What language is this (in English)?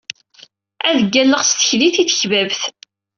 Kabyle